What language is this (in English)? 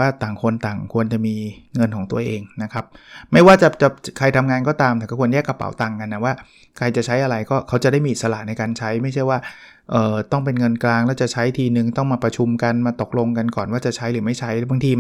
Thai